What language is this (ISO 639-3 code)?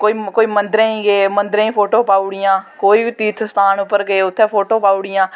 doi